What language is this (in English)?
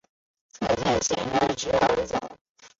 Chinese